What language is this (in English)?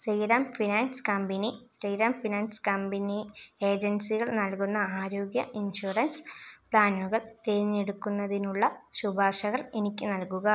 Malayalam